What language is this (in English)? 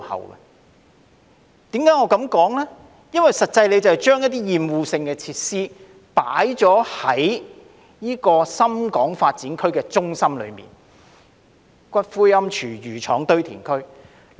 Cantonese